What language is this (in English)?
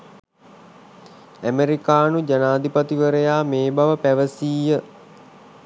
Sinhala